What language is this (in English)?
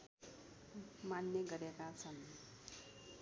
Nepali